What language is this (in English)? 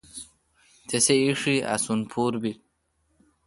Kalkoti